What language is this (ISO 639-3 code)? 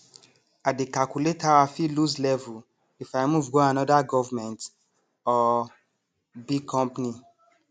pcm